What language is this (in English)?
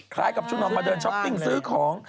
Thai